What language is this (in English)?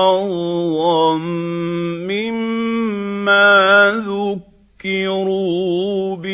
Arabic